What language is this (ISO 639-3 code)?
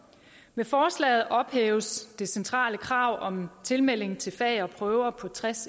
dan